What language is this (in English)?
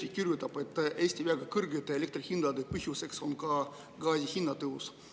Estonian